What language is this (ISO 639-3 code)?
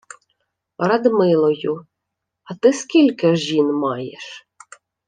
ukr